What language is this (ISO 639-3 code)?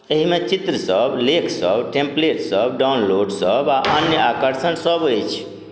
mai